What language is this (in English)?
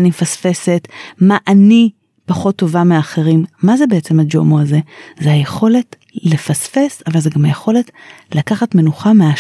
Hebrew